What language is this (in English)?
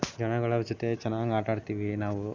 Kannada